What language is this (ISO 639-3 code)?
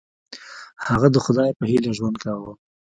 pus